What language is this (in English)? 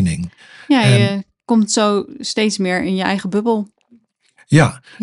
Dutch